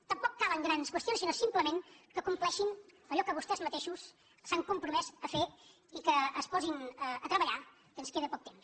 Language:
Catalan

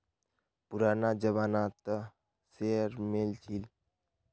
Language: Magahi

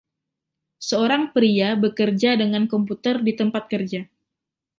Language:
Indonesian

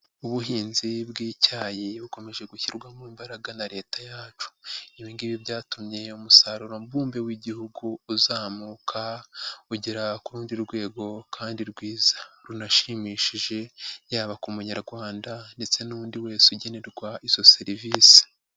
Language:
Kinyarwanda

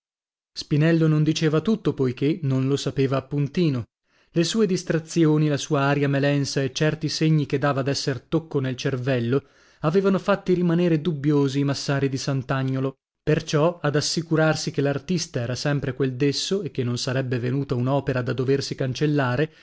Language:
Italian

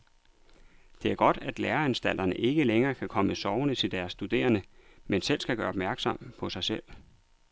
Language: Danish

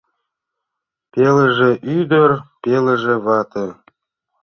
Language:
Mari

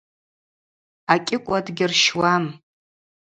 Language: Abaza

